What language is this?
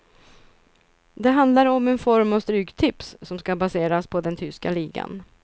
Swedish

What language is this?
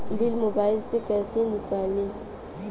Bhojpuri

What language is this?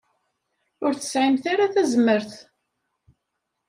Kabyle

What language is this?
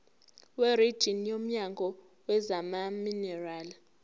Zulu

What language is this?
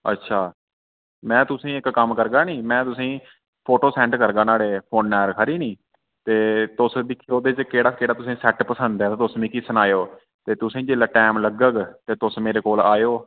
Dogri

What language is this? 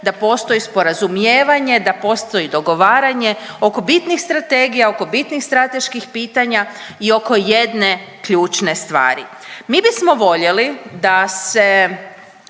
Croatian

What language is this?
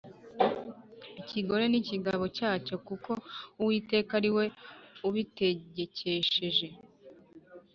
Kinyarwanda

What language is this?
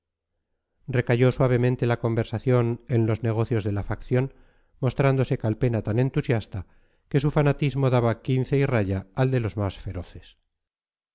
Spanish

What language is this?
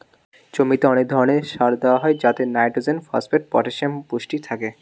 Bangla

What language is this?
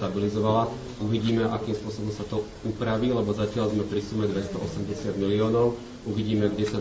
Slovak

